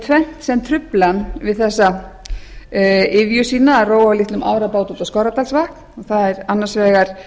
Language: Icelandic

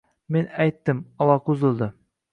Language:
Uzbek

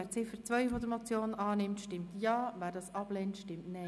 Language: Swiss German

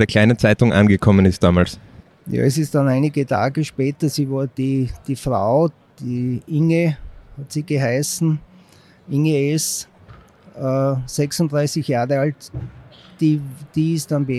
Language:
German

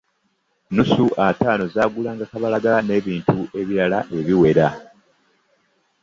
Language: Ganda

